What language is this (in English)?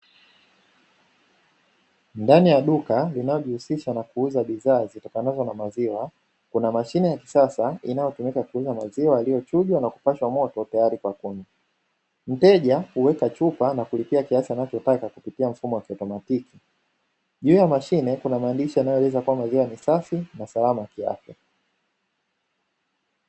Swahili